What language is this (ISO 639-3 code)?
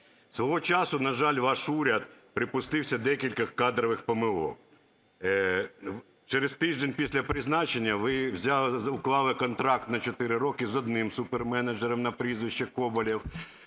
ukr